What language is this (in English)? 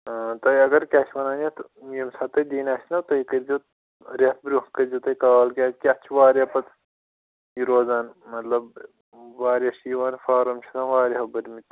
Kashmiri